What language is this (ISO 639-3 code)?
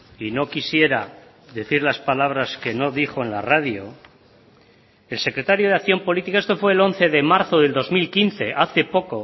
spa